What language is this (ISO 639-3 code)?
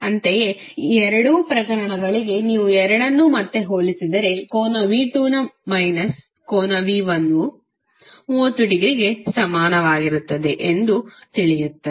kan